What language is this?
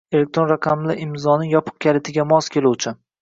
Uzbek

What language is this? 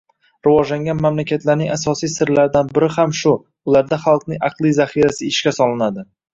Uzbek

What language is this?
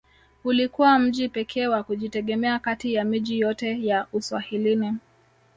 Swahili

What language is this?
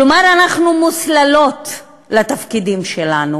Hebrew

